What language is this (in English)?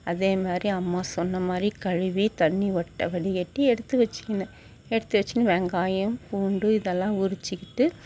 Tamil